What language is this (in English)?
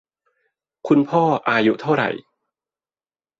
Thai